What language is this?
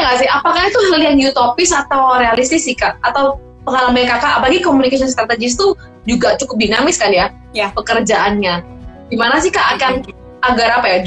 Indonesian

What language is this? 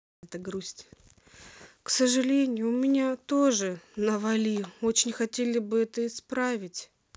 Russian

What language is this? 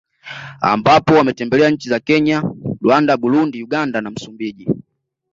Swahili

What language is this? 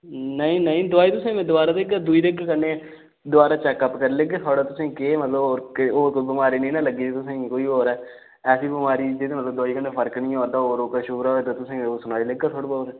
Dogri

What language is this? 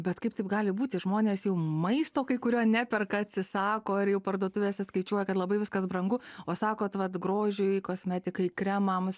Lithuanian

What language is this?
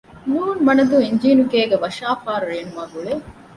Divehi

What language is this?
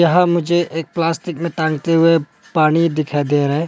Hindi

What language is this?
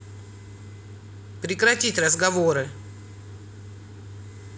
Russian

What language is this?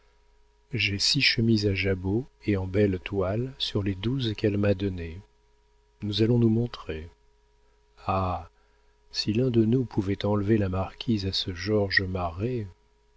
French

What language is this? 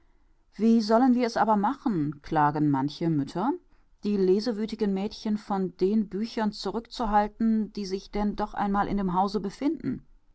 German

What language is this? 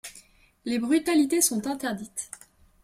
French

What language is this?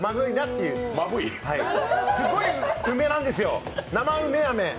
Japanese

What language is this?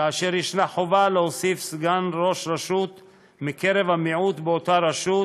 Hebrew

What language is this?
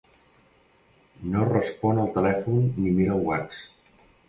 Catalan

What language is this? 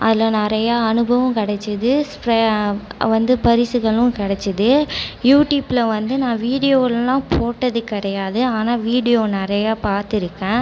Tamil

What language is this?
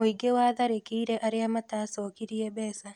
Kikuyu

